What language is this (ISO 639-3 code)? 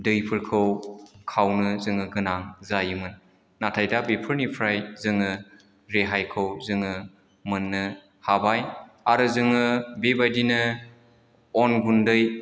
brx